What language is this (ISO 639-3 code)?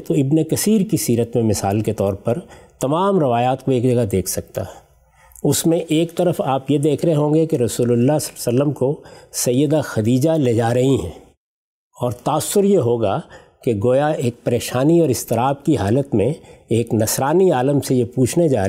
urd